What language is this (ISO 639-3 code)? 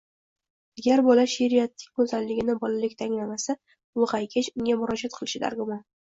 uzb